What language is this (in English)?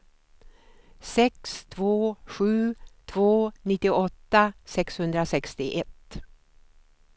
Swedish